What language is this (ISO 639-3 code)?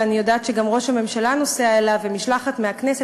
heb